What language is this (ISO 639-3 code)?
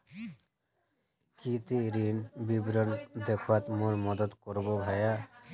mag